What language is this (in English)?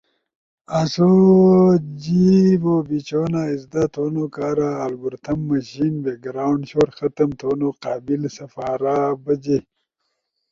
Ushojo